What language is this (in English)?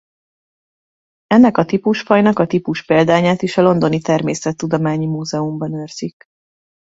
Hungarian